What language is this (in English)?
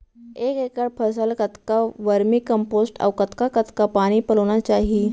Chhattisgarhi